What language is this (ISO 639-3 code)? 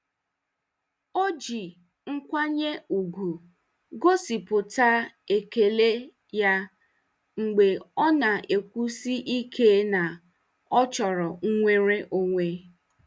ibo